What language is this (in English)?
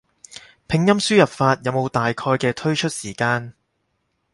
Cantonese